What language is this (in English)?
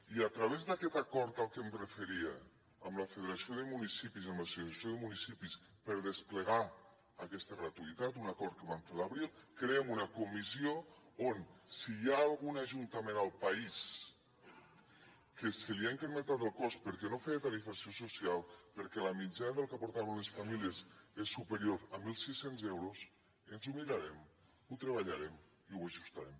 Catalan